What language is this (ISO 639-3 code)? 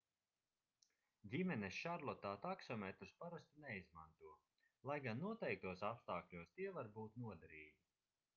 lav